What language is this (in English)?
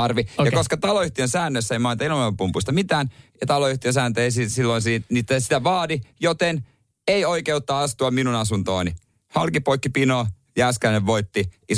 Finnish